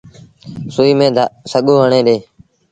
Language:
Sindhi Bhil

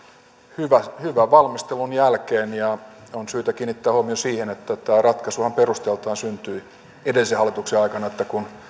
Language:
Finnish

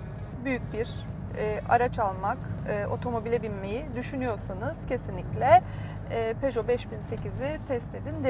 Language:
Turkish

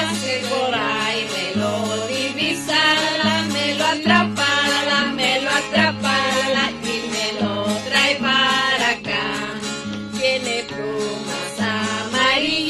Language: Greek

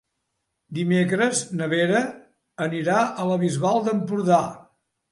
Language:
Catalan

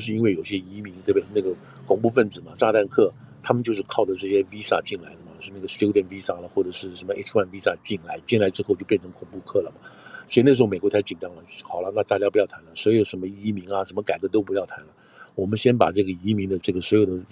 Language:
Chinese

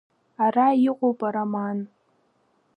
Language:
Abkhazian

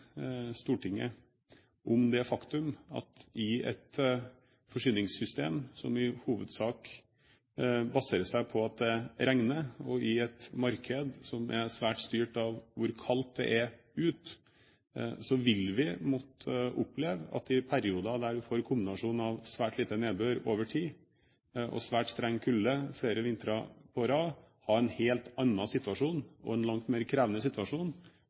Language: Norwegian Bokmål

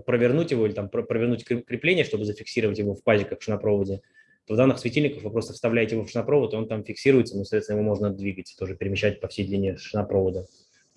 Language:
Russian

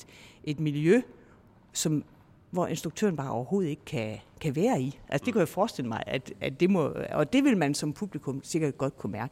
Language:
Danish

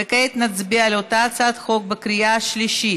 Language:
Hebrew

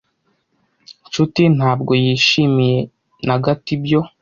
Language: Kinyarwanda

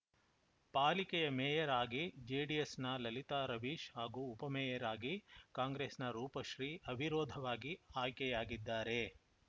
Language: Kannada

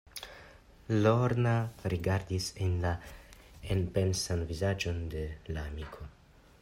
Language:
Esperanto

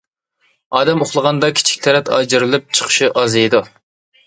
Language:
Uyghur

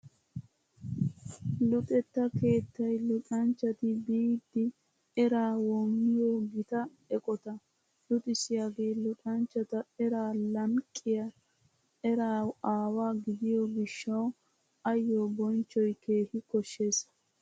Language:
Wolaytta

